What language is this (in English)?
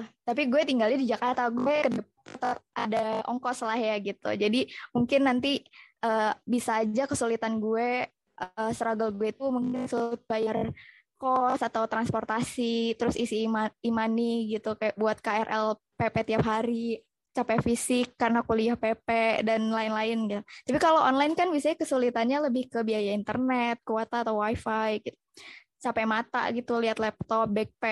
Indonesian